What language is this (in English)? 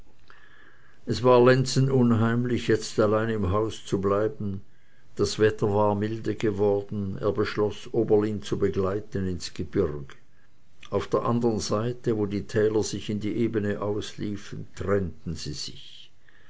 German